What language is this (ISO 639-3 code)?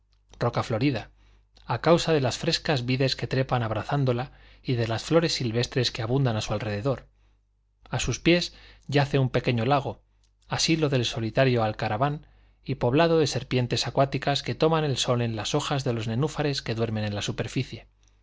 spa